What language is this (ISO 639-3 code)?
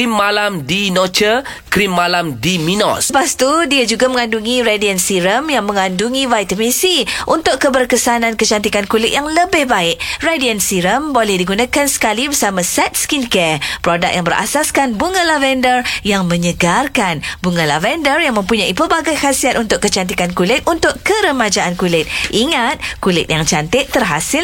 msa